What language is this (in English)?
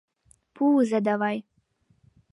Mari